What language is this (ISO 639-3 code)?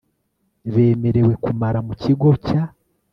kin